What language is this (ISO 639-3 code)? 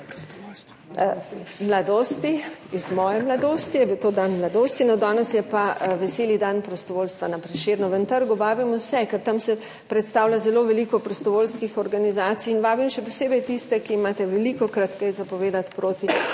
slv